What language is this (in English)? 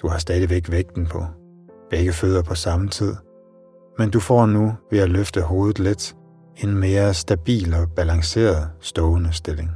Danish